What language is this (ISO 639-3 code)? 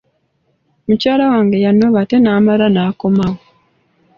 lug